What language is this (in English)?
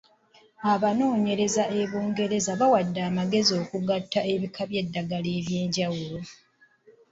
Ganda